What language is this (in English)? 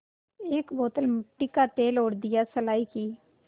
Hindi